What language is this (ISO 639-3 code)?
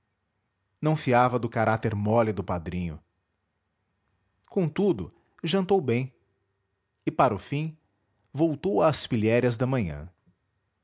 por